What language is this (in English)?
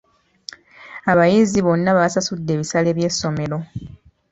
Ganda